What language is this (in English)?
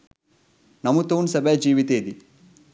Sinhala